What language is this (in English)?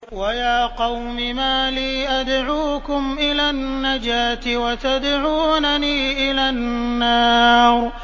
Arabic